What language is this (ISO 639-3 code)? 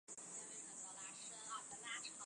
zho